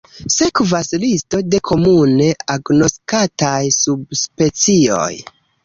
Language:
Esperanto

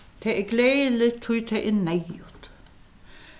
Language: Faroese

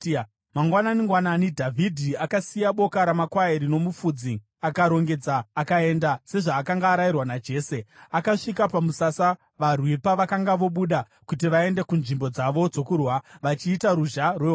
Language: Shona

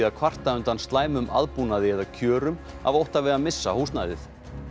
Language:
Icelandic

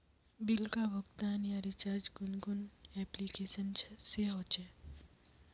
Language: Magahi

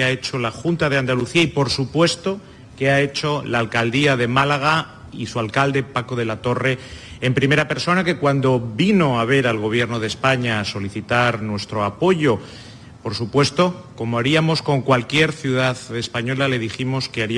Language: Spanish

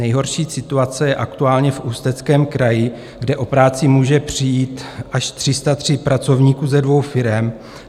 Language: Czech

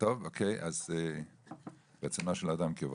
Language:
Hebrew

